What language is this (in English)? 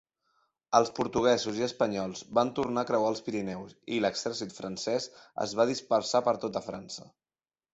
Catalan